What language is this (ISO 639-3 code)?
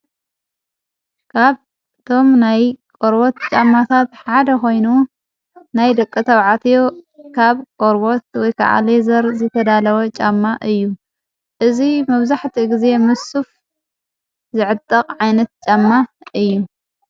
tir